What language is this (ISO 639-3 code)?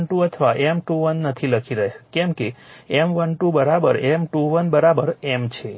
guj